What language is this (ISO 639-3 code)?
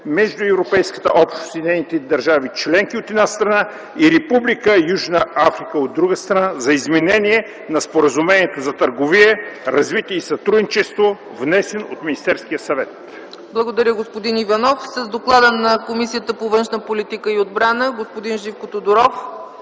bul